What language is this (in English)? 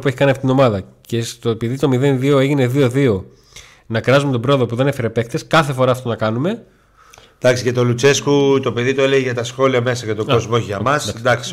Greek